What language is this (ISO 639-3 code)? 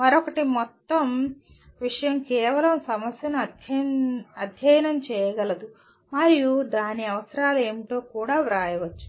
tel